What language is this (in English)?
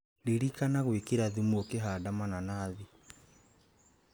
Kikuyu